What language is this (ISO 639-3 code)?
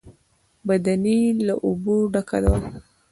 pus